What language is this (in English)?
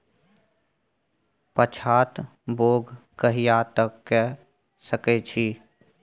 Maithili